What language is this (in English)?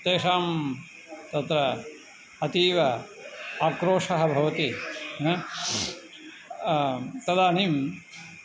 Sanskrit